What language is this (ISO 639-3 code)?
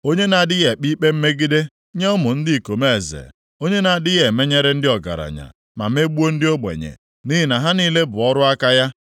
ibo